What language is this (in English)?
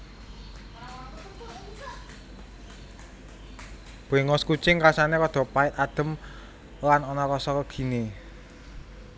Javanese